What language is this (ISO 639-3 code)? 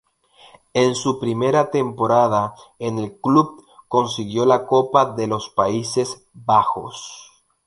spa